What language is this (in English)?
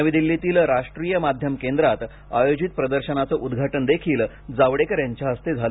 Marathi